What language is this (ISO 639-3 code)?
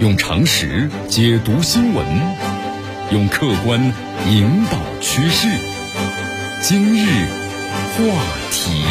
zho